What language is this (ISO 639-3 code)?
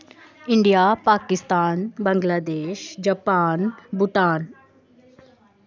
doi